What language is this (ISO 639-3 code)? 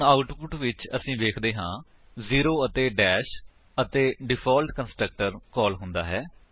pan